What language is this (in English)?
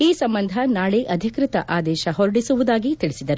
Kannada